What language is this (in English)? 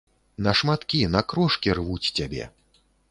Belarusian